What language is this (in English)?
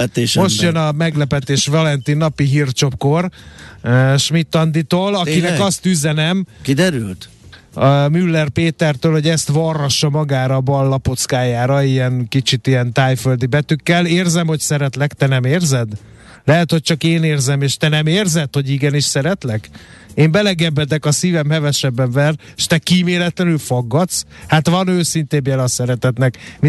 Hungarian